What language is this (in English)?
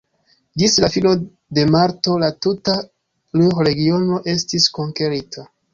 Esperanto